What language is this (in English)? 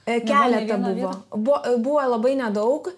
Lithuanian